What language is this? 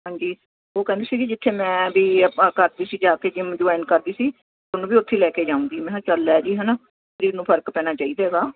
Punjabi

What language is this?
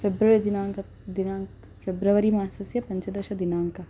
Sanskrit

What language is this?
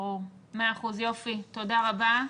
Hebrew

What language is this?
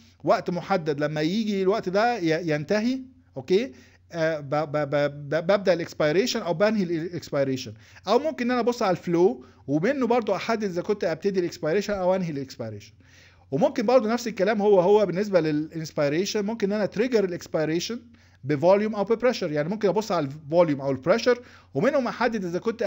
Arabic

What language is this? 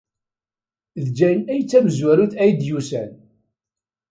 Kabyle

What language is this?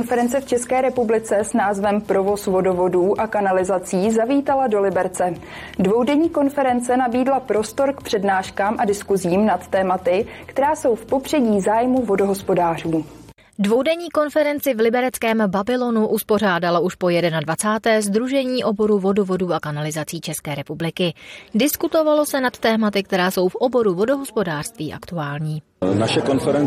Czech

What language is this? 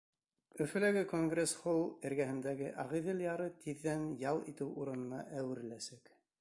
Bashkir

